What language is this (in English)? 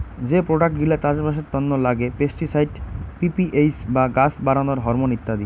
Bangla